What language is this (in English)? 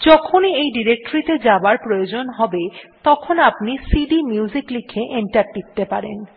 Bangla